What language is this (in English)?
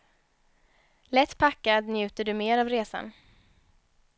Swedish